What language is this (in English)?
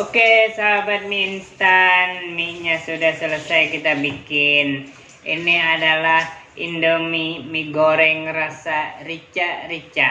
Indonesian